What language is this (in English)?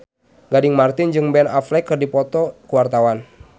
Sundanese